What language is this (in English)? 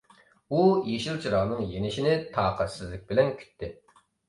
Uyghur